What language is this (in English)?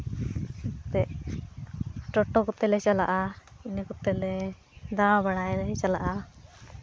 Santali